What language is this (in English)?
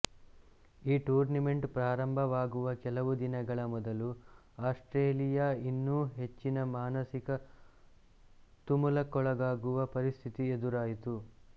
Kannada